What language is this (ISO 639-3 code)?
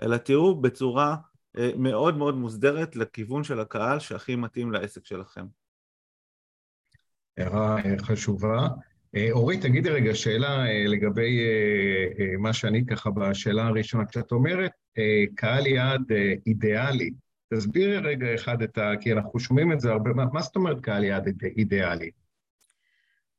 heb